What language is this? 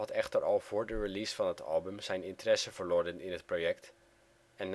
Dutch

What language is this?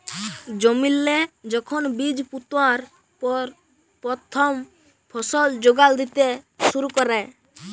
Bangla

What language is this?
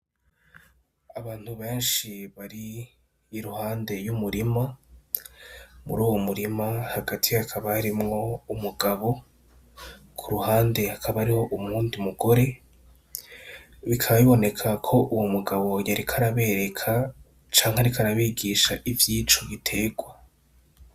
Rundi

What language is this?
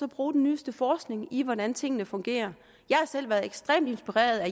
Danish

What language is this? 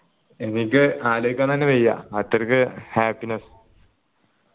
Malayalam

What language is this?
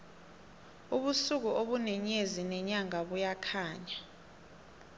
South Ndebele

